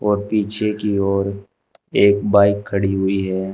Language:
Hindi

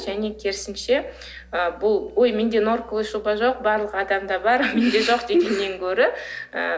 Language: Kazakh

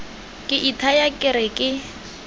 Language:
Tswana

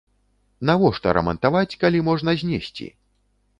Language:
Belarusian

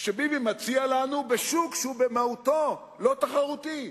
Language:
Hebrew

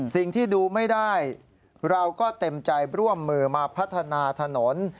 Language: Thai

